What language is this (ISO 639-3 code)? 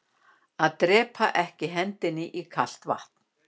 isl